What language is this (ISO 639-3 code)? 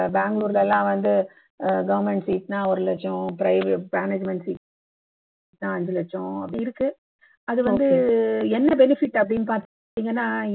tam